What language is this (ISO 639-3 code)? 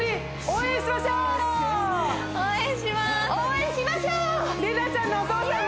jpn